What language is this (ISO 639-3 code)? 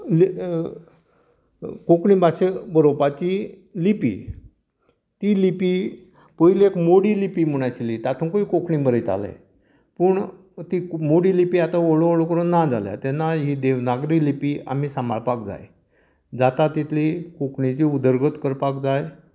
kok